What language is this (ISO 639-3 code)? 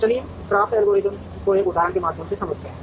hin